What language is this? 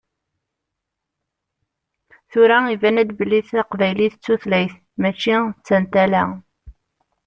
Kabyle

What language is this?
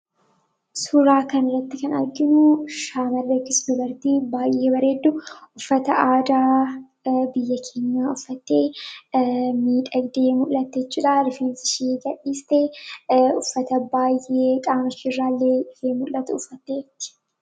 Oromo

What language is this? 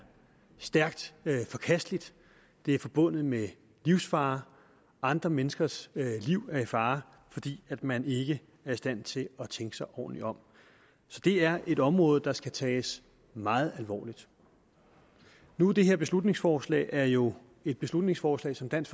Danish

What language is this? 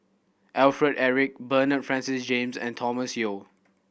English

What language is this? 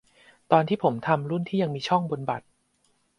Thai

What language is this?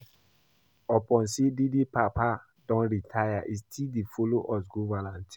Nigerian Pidgin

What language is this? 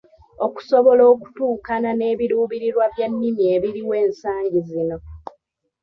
Ganda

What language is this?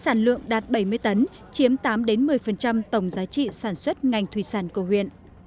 Vietnamese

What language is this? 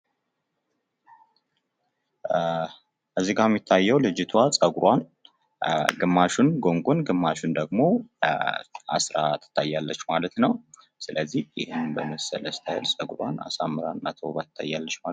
Amharic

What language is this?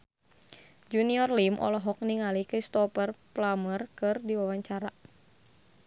Sundanese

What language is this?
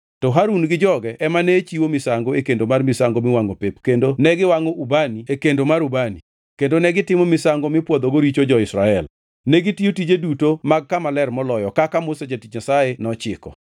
Luo (Kenya and Tanzania)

